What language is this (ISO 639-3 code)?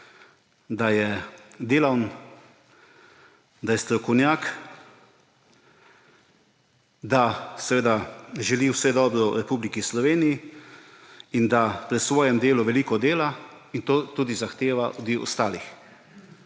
slv